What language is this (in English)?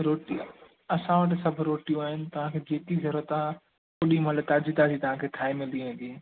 Sindhi